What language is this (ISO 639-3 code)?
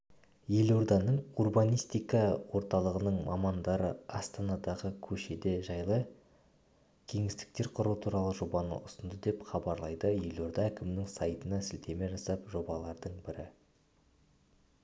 kaz